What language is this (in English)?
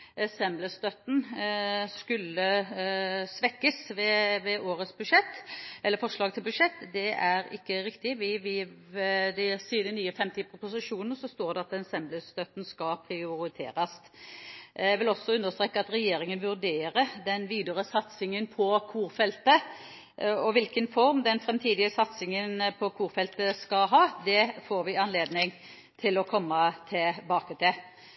Norwegian Bokmål